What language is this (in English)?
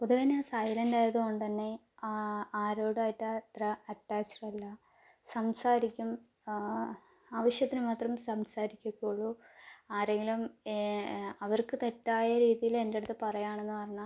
Malayalam